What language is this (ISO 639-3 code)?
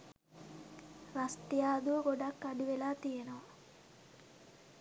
sin